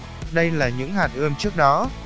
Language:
Vietnamese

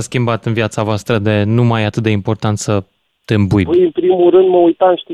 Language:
Romanian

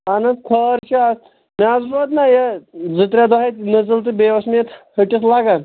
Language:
Kashmiri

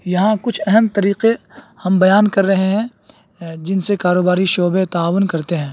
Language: Urdu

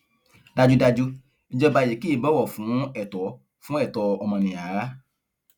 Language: Yoruba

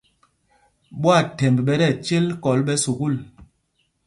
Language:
Mpumpong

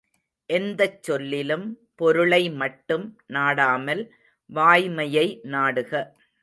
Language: Tamil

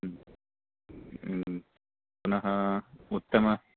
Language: Sanskrit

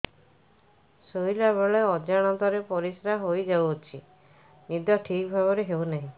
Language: Odia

